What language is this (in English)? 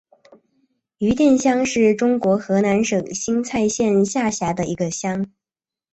Chinese